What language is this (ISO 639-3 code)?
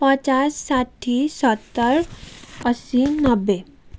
nep